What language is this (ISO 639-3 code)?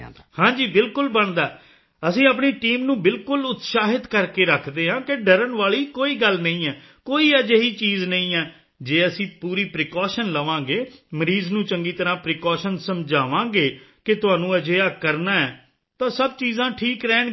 pan